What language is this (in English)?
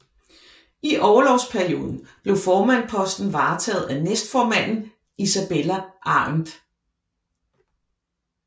Danish